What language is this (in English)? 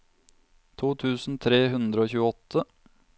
Norwegian